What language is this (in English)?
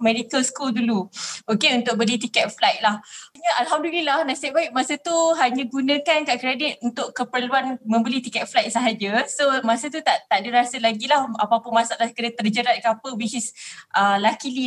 Malay